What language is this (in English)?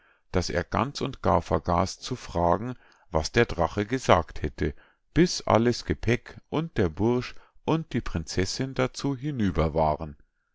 German